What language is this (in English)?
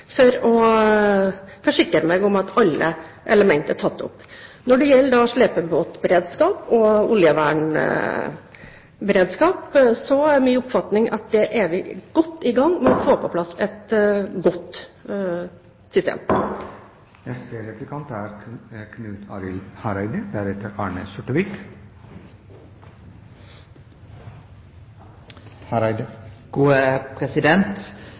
Norwegian